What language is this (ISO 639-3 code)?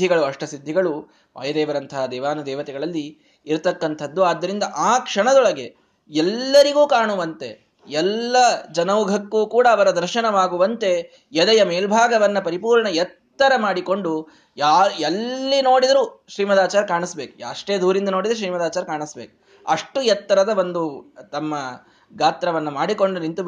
kan